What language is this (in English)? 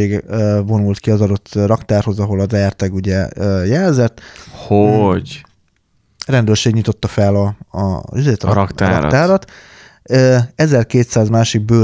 Hungarian